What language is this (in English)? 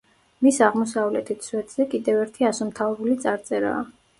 Georgian